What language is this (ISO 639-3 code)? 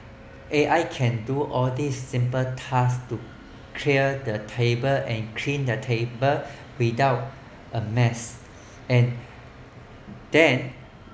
eng